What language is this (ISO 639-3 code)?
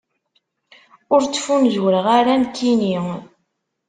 kab